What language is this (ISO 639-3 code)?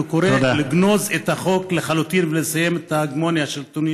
heb